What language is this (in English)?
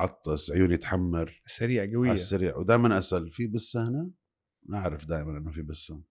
Arabic